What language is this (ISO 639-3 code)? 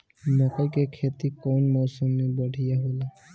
bho